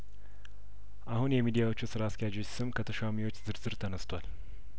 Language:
Amharic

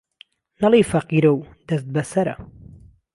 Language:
Central Kurdish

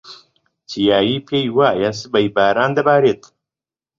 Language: Central Kurdish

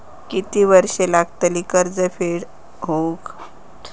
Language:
Marathi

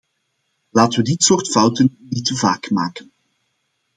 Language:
Dutch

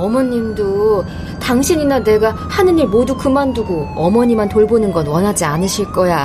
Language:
Korean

